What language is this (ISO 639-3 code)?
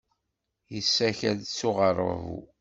kab